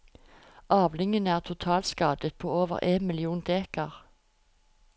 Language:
Norwegian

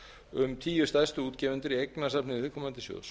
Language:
Icelandic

